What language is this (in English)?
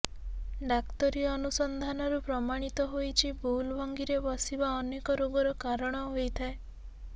Odia